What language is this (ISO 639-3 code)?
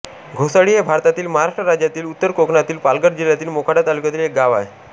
mar